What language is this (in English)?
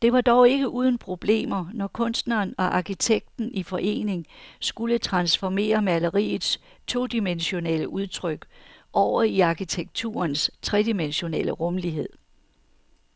Danish